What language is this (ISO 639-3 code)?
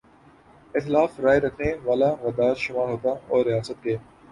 urd